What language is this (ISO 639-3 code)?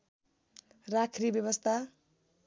nep